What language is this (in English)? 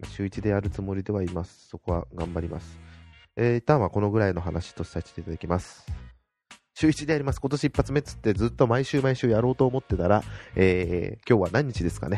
Japanese